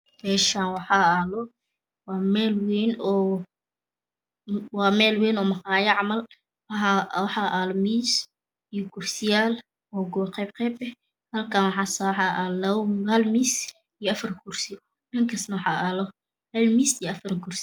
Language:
Somali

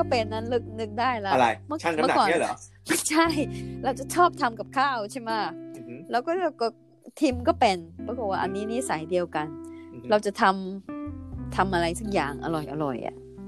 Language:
Thai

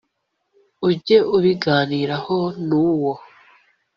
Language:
Kinyarwanda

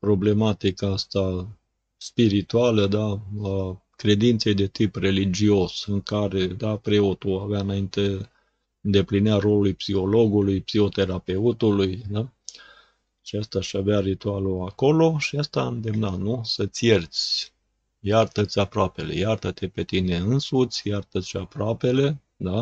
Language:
Romanian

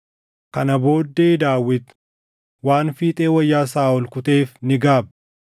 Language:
Oromo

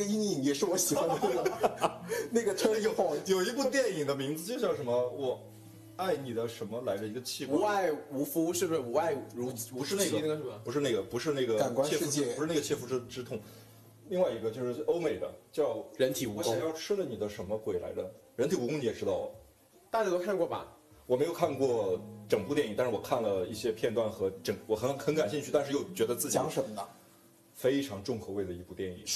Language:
Chinese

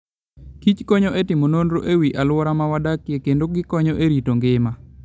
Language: Luo (Kenya and Tanzania)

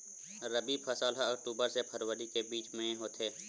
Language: Chhattisgarhi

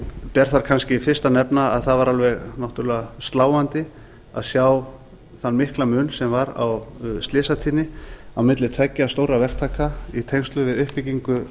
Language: Icelandic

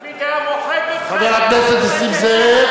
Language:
Hebrew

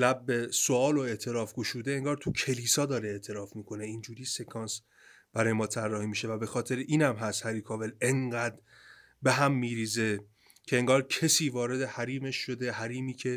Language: Persian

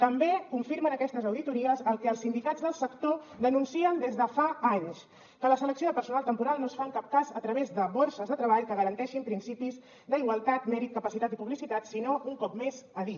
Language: Catalan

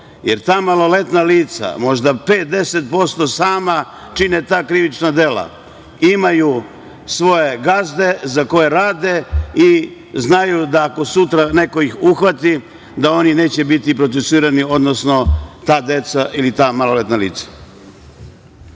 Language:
Serbian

